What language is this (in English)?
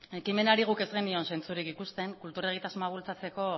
Basque